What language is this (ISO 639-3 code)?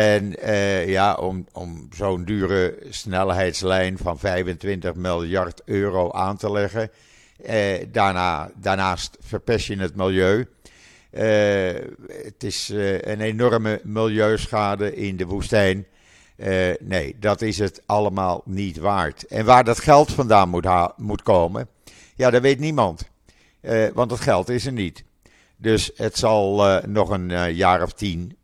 nld